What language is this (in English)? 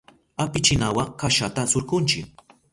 Southern Pastaza Quechua